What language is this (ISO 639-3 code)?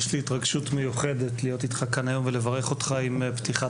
heb